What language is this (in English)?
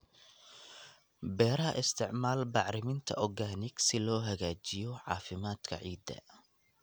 Somali